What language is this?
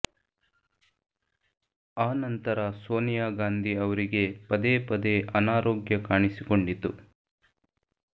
Kannada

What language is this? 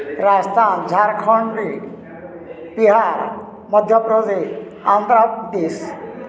Odia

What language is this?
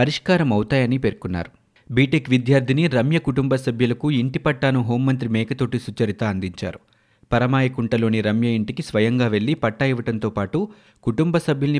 Telugu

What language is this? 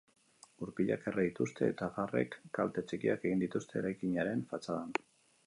Basque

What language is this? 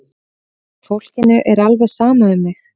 Icelandic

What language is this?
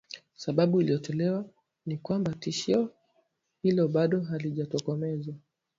Swahili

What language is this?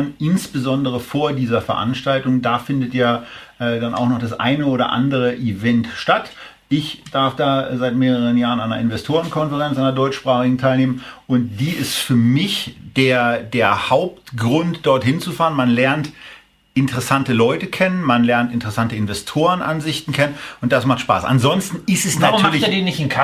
German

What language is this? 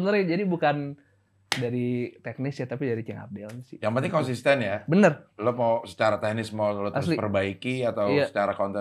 Indonesian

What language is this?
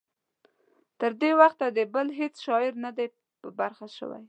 Pashto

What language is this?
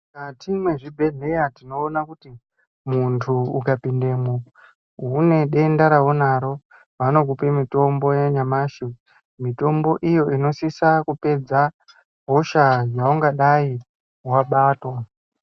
Ndau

